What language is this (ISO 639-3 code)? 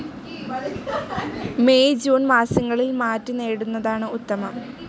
mal